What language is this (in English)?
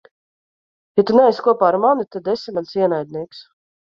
Latvian